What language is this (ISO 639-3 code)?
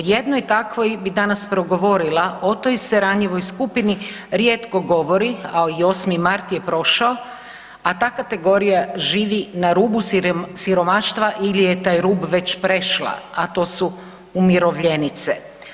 hrv